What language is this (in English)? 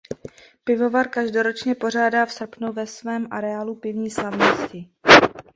Czech